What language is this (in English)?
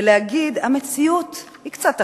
Hebrew